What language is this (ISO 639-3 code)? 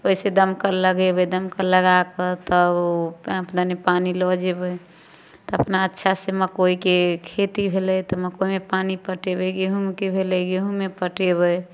mai